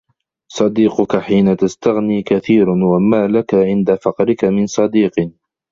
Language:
Arabic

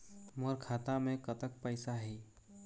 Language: Chhattisgarhi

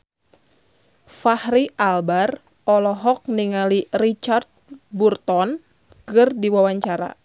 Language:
Sundanese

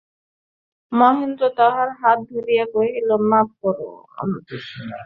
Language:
Bangla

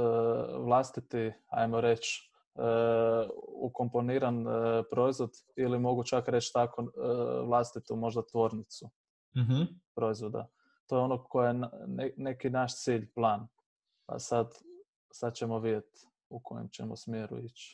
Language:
Croatian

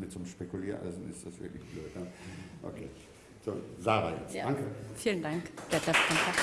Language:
German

